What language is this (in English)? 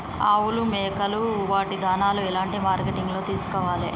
Telugu